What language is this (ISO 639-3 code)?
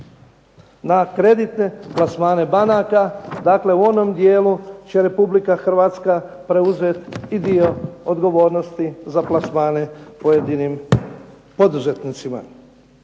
hrv